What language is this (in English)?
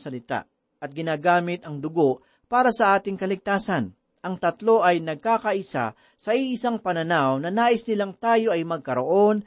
Filipino